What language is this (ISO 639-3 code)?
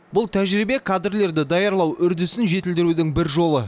kaz